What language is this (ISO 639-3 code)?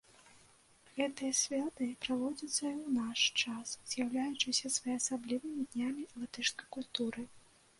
bel